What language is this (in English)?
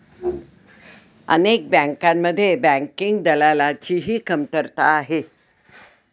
Marathi